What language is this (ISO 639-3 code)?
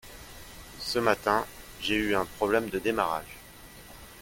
fra